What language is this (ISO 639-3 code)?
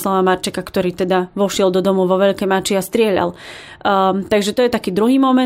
slk